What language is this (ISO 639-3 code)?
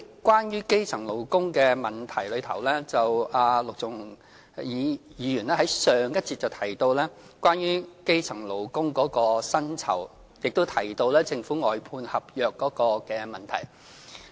yue